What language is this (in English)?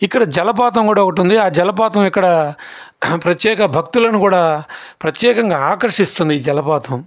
Telugu